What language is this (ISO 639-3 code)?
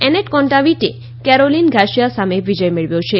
guj